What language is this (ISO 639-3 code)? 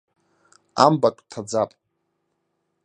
abk